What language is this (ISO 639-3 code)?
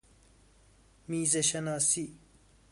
fas